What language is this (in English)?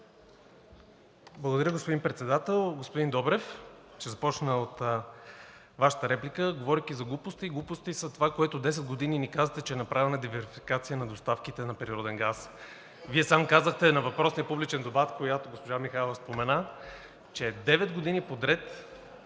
Bulgarian